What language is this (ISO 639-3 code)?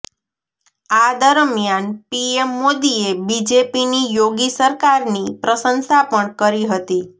guj